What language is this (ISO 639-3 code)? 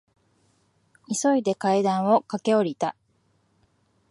jpn